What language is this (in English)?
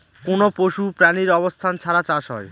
Bangla